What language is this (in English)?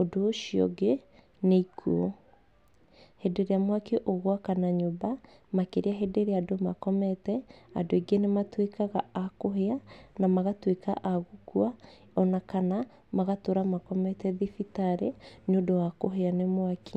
Kikuyu